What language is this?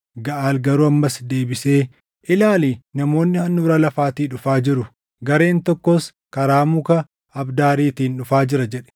Oromo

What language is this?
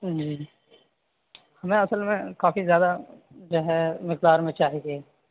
Urdu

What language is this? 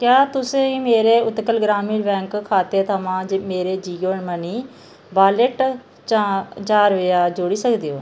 Dogri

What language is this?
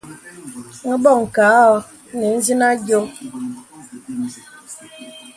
Bebele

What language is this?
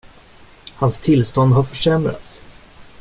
Swedish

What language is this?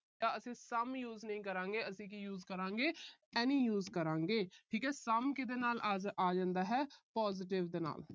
Punjabi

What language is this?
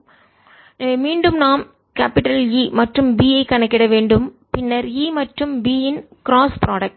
Tamil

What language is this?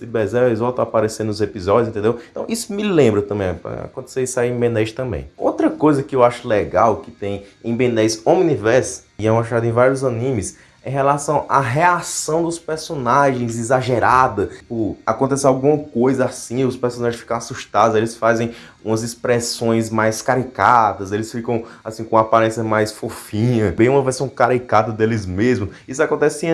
Portuguese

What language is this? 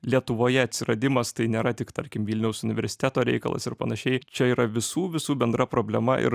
Lithuanian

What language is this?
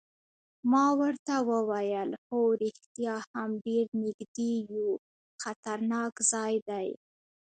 Pashto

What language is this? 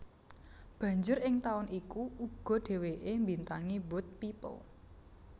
Javanese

